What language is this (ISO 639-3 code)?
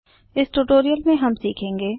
hin